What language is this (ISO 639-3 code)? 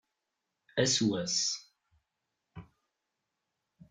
kab